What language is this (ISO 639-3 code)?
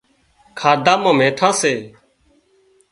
kxp